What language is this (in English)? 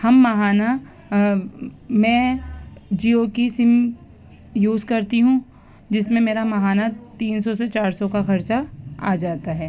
Urdu